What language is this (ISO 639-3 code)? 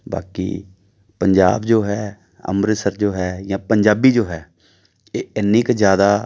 pan